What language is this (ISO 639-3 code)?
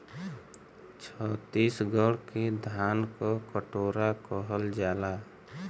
bho